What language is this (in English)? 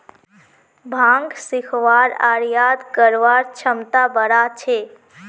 Magahi